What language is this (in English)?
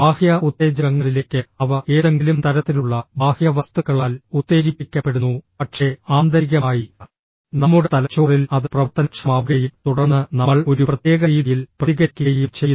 Malayalam